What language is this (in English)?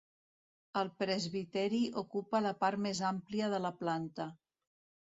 Catalan